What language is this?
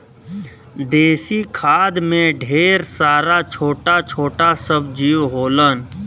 Bhojpuri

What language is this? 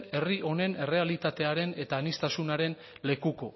Basque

